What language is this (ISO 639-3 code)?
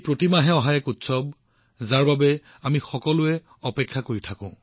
asm